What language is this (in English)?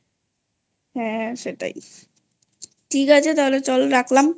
Bangla